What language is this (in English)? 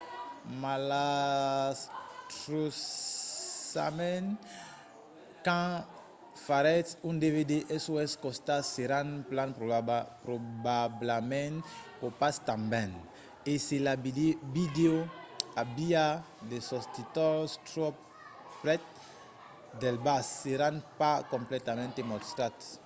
Occitan